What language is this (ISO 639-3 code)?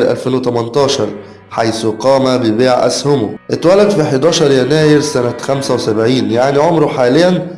ara